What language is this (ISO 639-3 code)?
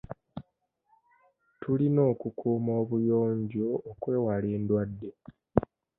lug